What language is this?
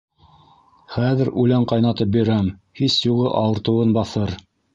Bashkir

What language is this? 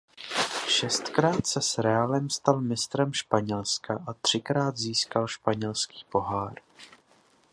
Czech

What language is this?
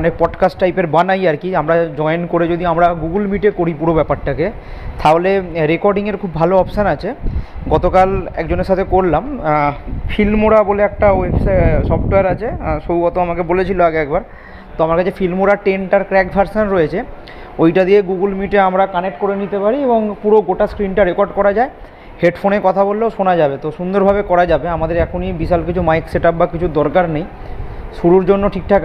Bangla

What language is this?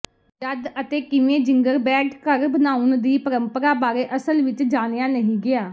Punjabi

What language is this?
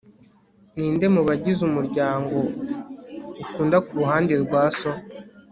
Kinyarwanda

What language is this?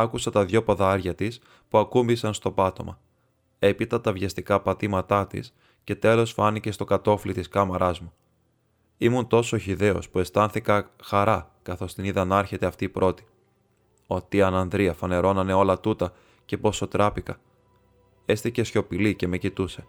Greek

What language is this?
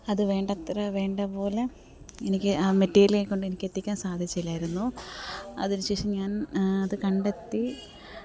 Malayalam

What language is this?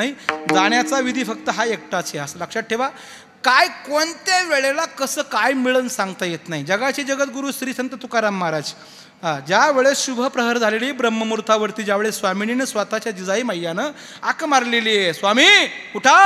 Arabic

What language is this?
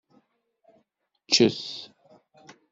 Kabyle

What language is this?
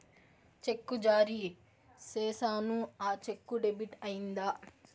Telugu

